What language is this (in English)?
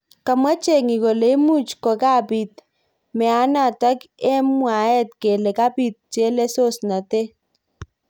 Kalenjin